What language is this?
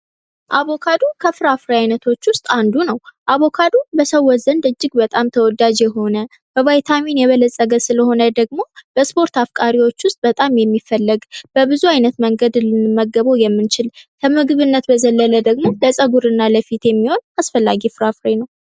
Amharic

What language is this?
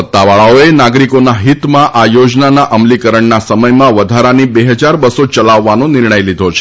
Gujarati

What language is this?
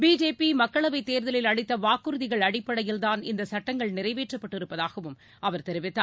Tamil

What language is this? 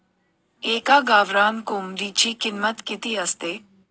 Marathi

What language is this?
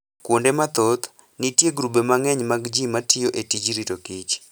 Luo (Kenya and Tanzania)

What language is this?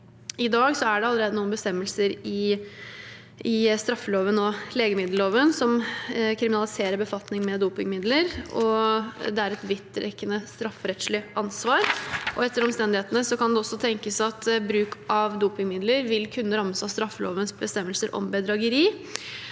Norwegian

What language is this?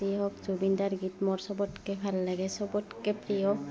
Assamese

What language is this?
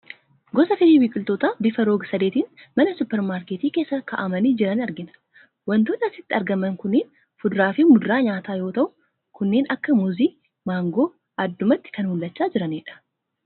Oromo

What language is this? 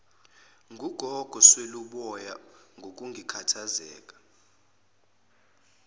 Zulu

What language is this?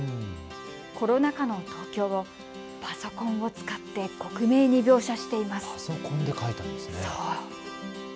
Japanese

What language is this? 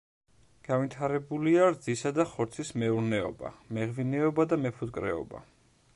Georgian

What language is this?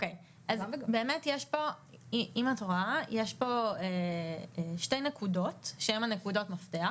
Hebrew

